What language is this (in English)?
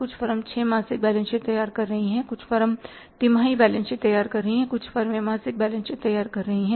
Hindi